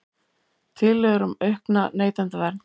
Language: Icelandic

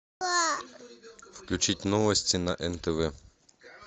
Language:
Russian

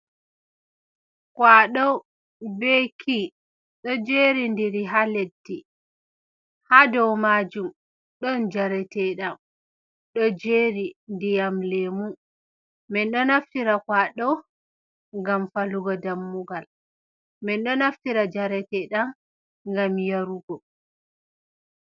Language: Fula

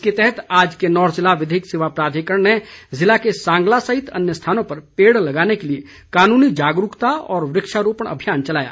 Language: Hindi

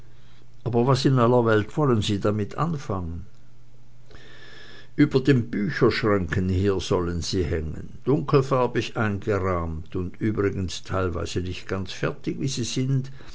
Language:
German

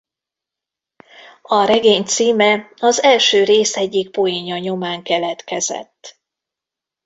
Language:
Hungarian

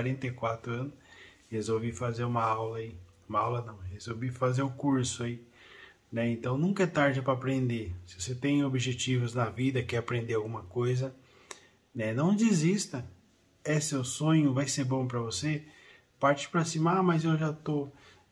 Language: Portuguese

